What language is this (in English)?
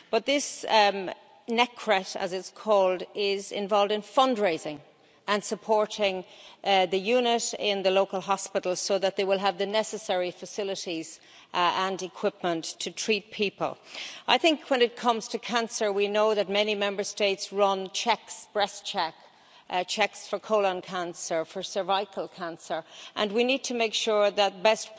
English